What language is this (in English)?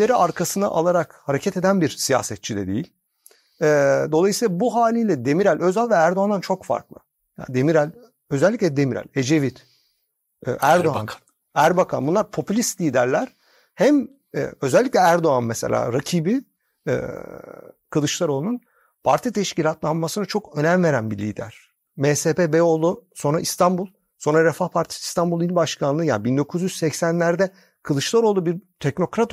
Turkish